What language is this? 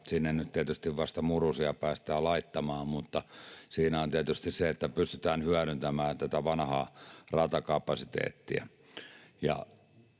Finnish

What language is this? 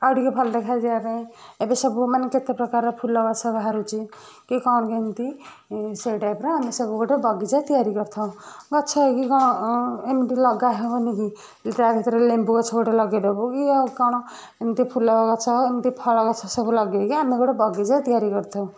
Odia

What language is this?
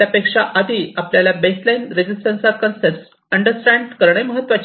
Marathi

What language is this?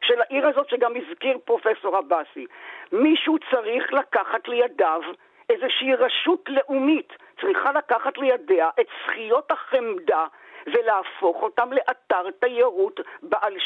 Hebrew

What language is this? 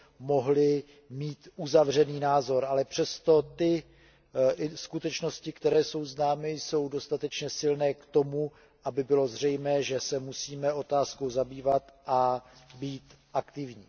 Czech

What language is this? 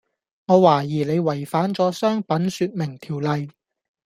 Cantonese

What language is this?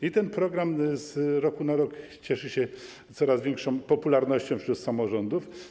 Polish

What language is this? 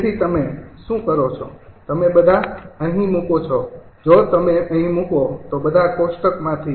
Gujarati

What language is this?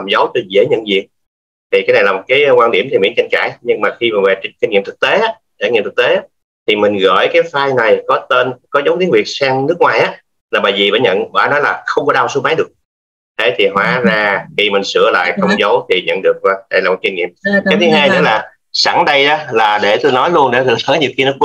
Vietnamese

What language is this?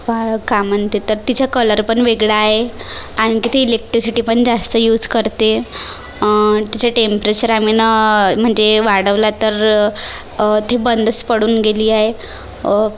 Marathi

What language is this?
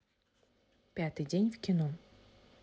Russian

